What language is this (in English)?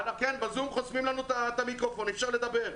Hebrew